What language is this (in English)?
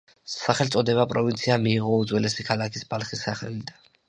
Georgian